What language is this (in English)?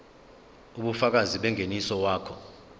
Zulu